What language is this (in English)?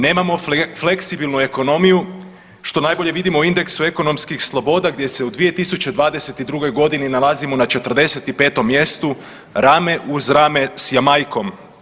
Croatian